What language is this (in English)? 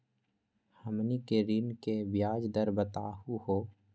Magahi